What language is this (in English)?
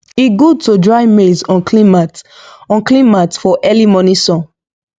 Nigerian Pidgin